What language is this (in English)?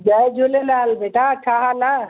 Sindhi